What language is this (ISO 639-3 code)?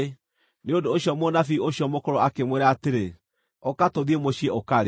kik